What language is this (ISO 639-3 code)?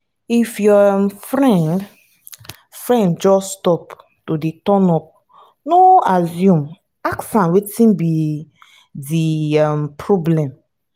pcm